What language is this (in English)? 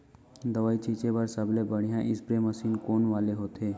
Chhattisgarhi